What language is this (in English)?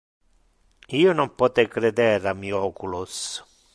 Interlingua